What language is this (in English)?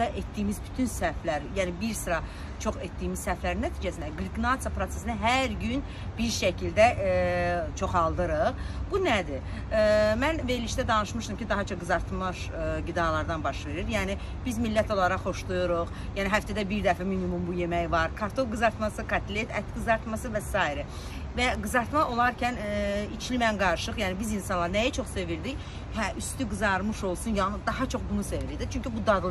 Turkish